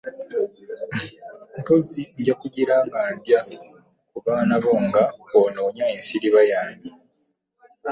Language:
Ganda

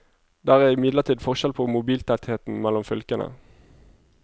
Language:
Norwegian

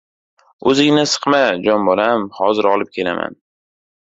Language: Uzbek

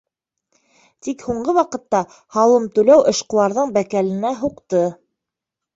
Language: Bashkir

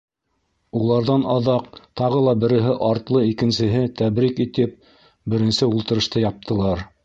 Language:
Bashkir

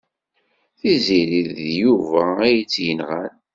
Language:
Kabyle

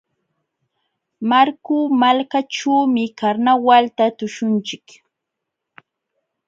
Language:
Jauja Wanca Quechua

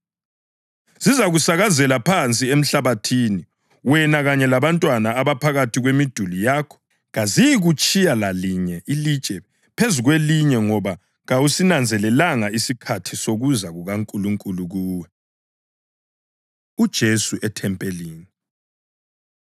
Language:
North Ndebele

